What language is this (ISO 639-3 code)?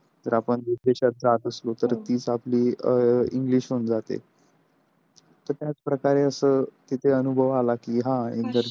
mar